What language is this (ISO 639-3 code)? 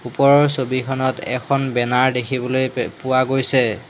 asm